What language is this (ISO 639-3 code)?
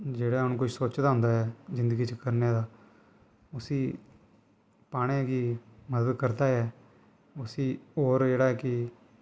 doi